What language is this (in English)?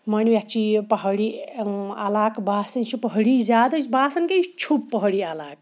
Kashmiri